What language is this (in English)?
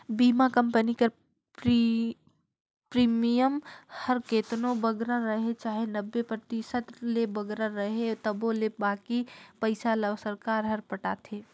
Chhattisgarhi